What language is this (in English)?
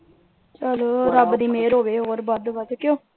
Punjabi